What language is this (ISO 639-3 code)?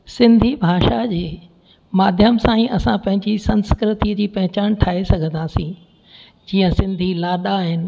snd